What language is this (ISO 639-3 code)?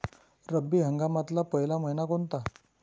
mar